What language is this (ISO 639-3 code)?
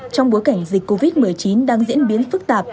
vie